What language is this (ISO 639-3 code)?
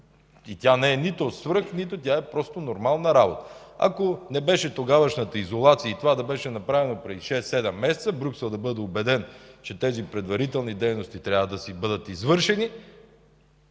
bul